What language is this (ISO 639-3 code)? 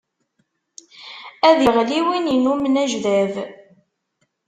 kab